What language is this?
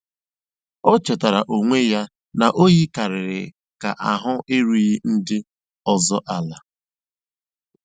Igbo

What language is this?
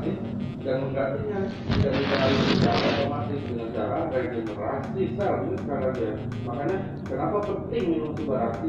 Indonesian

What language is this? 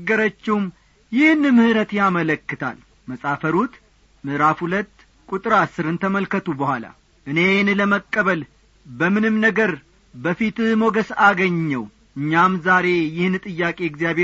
Amharic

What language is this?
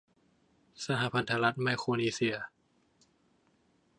Thai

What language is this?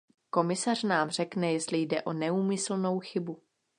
Czech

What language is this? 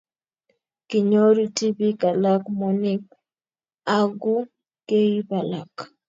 Kalenjin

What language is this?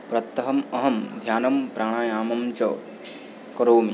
Sanskrit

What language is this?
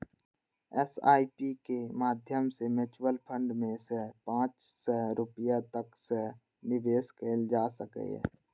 Maithili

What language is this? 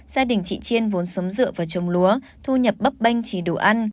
Vietnamese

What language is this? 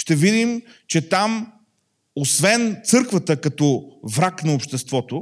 Bulgarian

